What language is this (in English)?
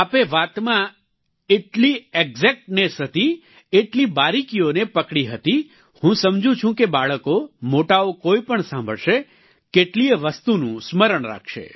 Gujarati